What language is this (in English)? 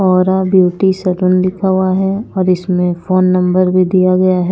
Hindi